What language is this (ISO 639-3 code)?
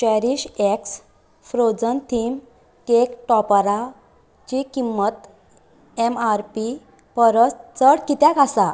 kok